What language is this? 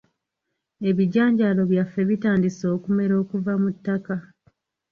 Ganda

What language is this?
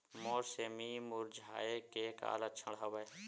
Chhattisgarhi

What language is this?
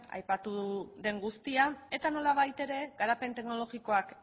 Basque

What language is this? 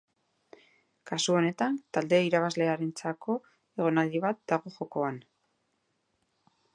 Basque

